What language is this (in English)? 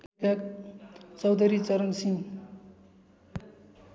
Nepali